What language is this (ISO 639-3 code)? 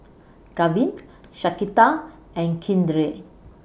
eng